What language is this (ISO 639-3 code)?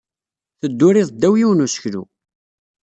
kab